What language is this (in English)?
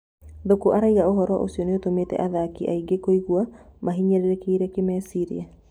Kikuyu